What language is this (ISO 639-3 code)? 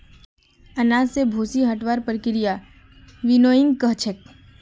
mag